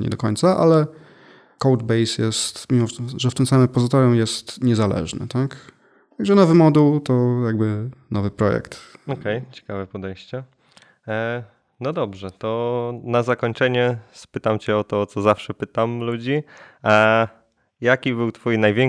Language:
Polish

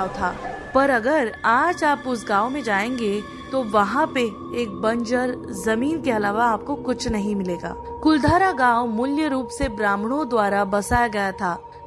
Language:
Hindi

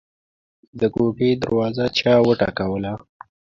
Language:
Pashto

